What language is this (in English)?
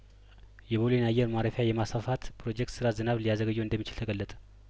Amharic